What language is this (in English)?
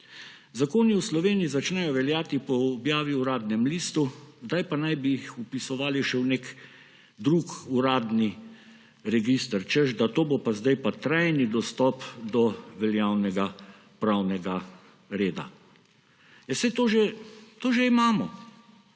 Slovenian